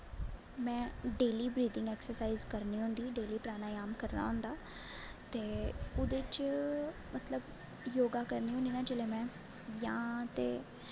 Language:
Dogri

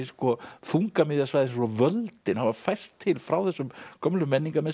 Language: Icelandic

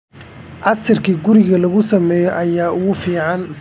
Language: Somali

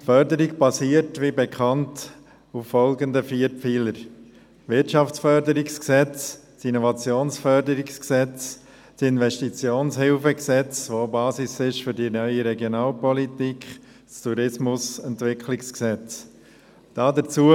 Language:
Swiss German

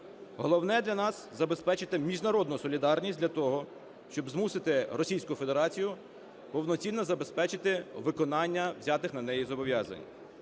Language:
Ukrainian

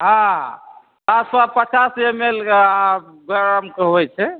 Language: Maithili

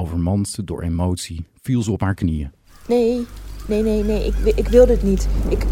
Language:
Dutch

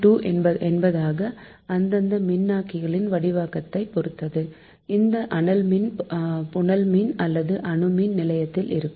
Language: Tamil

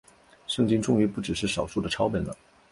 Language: Chinese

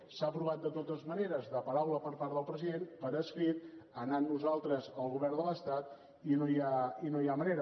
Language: Catalan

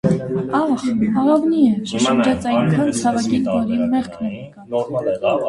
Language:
Armenian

